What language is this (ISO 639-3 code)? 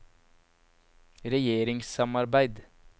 nor